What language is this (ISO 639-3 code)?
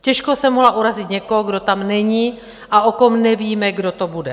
ces